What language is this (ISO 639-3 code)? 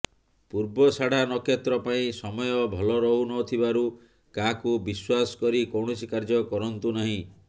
ori